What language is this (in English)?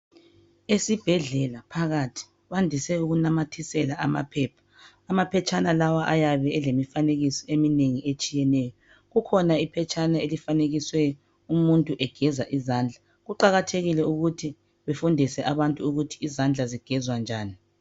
North Ndebele